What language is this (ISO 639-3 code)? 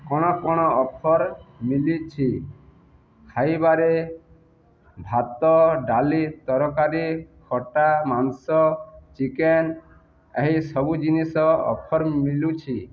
ori